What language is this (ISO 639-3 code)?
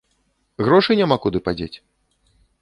bel